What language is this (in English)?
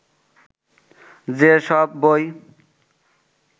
Bangla